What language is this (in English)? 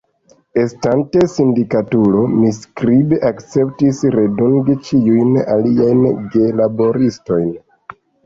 Esperanto